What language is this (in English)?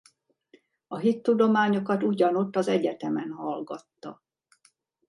Hungarian